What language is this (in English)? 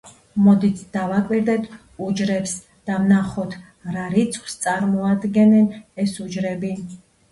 Georgian